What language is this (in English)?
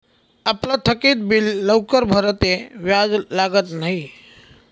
Marathi